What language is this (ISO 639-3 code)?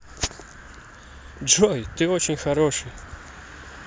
rus